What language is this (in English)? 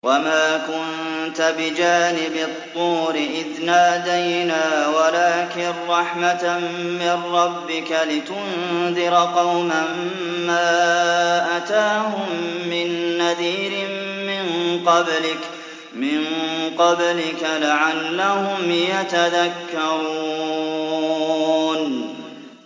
Arabic